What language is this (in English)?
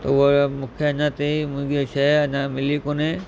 Sindhi